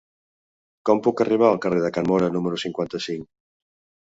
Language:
Catalan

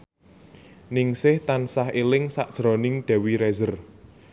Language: Javanese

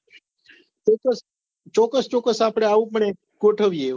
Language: Gujarati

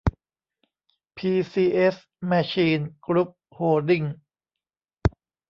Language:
Thai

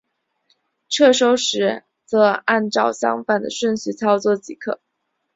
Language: Chinese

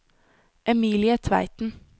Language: Norwegian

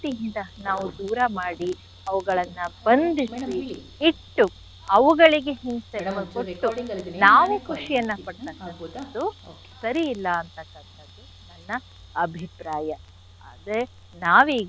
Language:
Kannada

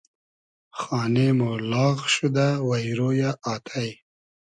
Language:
Hazaragi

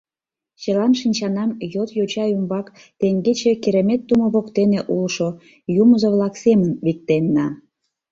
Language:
Mari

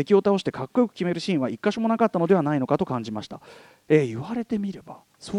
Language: Japanese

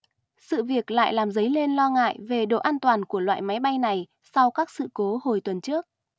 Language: Vietnamese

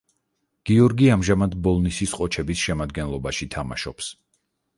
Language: Georgian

